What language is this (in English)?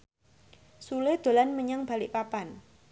Javanese